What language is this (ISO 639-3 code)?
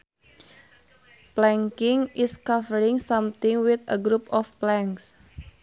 sun